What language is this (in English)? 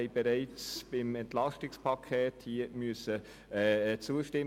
Swiss German